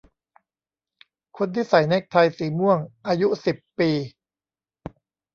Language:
Thai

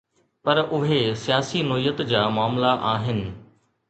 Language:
Sindhi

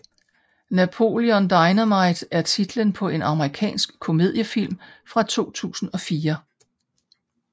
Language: Danish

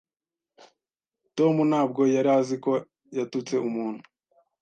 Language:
Kinyarwanda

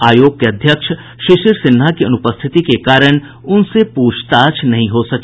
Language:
Hindi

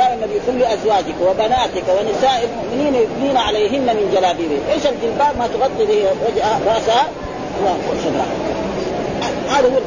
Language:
Arabic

